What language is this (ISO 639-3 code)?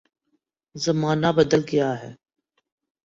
urd